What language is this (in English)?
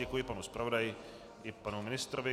Czech